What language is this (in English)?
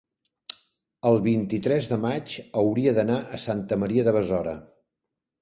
Catalan